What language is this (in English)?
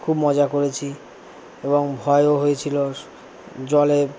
Bangla